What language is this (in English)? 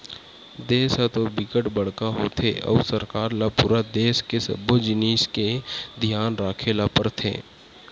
Chhattisgarhi